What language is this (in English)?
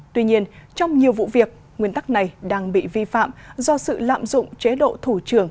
Vietnamese